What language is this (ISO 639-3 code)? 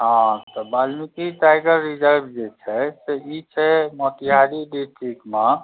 mai